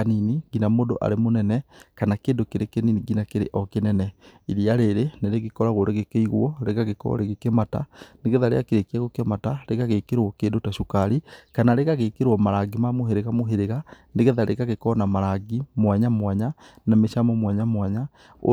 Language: Kikuyu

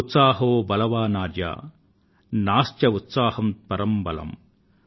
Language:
Telugu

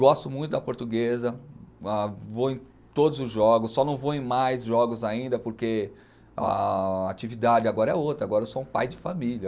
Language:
Portuguese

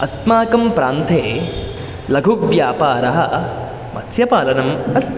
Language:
Sanskrit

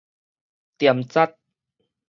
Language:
Min Nan Chinese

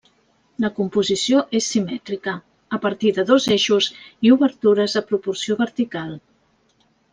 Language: Catalan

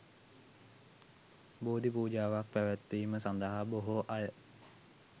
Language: Sinhala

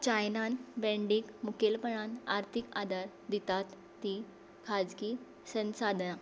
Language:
Konkani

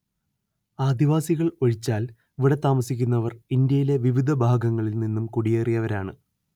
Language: Malayalam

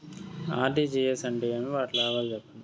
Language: Telugu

